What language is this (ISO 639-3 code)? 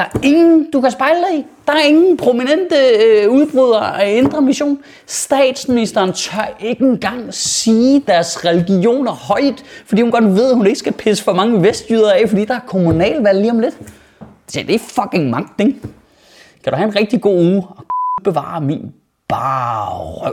dan